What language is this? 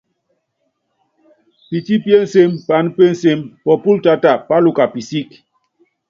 Yangben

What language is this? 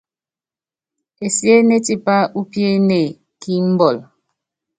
Yangben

